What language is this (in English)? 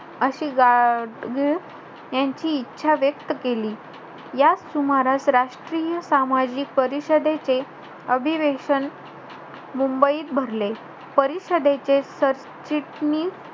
Marathi